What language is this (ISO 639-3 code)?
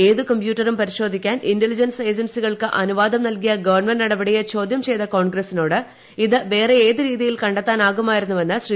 mal